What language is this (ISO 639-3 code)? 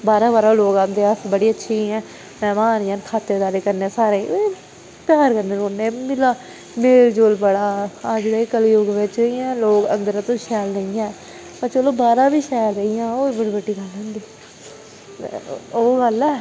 doi